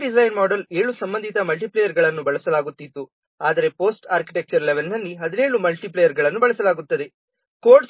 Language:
Kannada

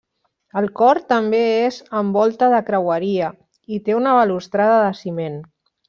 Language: Catalan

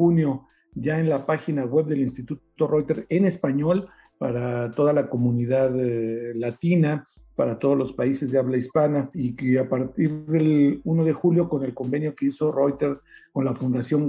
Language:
Spanish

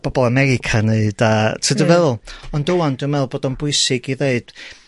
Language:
Welsh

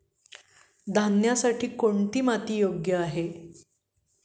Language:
Marathi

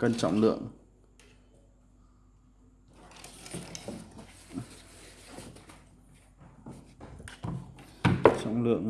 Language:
Vietnamese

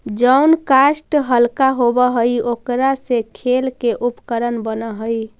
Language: Magahi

